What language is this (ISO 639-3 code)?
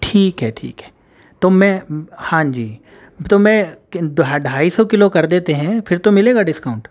urd